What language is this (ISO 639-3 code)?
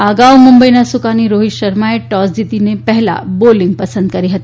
guj